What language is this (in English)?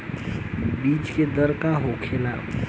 Bhojpuri